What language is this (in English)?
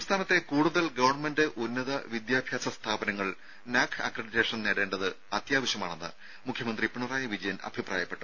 Malayalam